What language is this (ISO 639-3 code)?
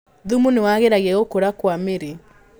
kik